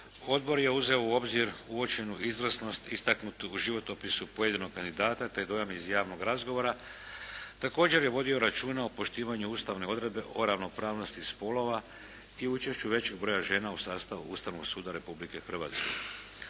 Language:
Croatian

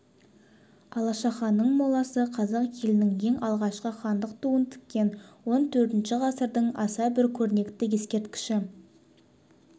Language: Kazakh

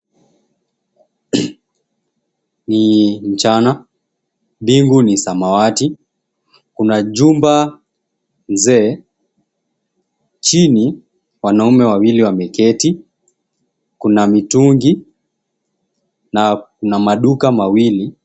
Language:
Swahili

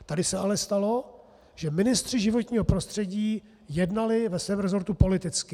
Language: Czech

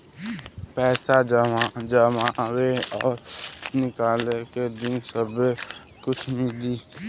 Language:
Bhojpuri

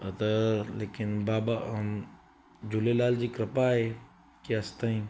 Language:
Sindhi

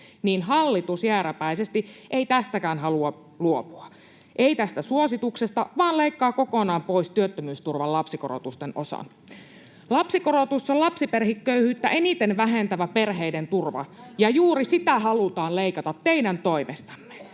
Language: Finnish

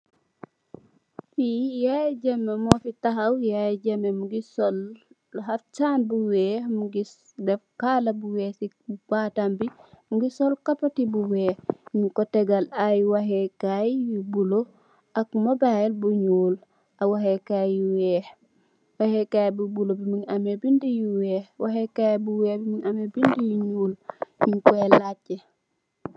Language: Wolof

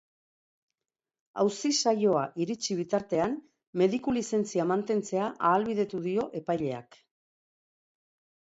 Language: Basque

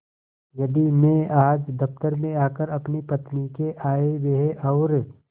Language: Hindi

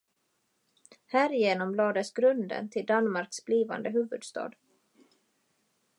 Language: Swedish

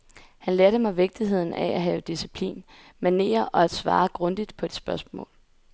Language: Danish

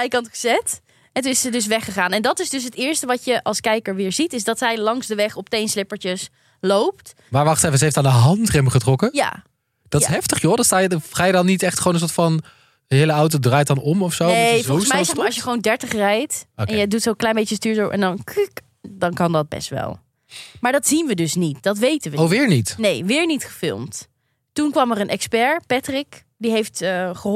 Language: Dutch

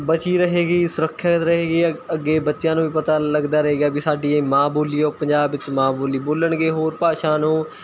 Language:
Punjabi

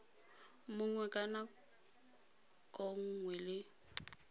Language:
Tswana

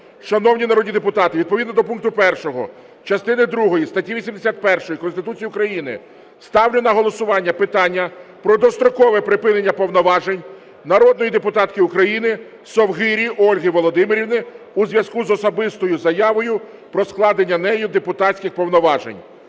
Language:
Ukrainian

